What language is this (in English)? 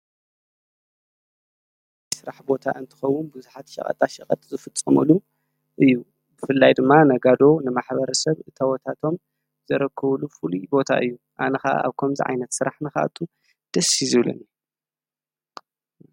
Tigrinya